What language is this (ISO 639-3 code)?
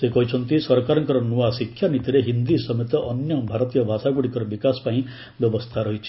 ori